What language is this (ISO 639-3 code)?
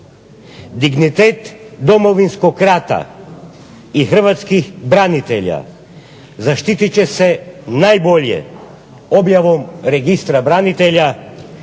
hrv